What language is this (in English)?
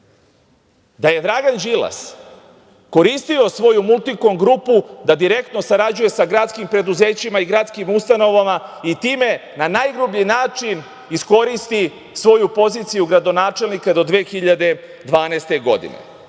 Serbian